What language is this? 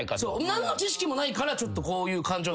Japanese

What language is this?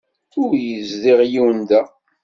Kabyle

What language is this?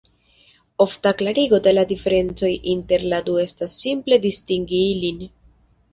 Esperanto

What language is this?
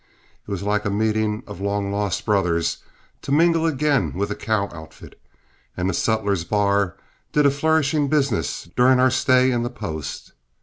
English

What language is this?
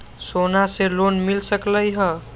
Magahi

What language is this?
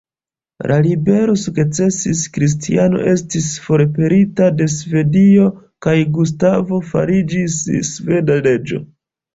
Esperanto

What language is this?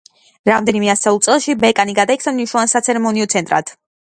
Georgian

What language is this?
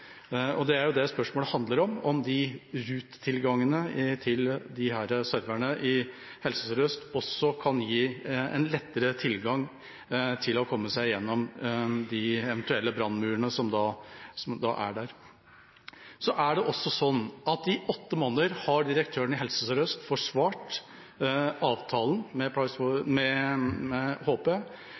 Norwegian Bokmål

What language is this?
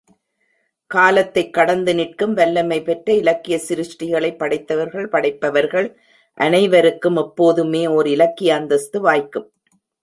Tamil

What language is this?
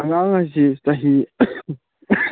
Manipuri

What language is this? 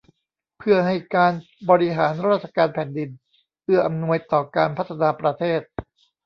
Thai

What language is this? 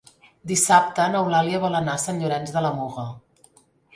Catalan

